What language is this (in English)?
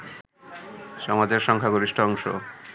Bangla